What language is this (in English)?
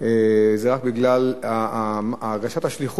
Hebrew